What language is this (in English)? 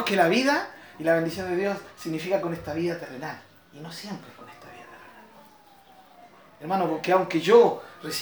Spanish